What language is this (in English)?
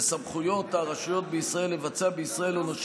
Hebrew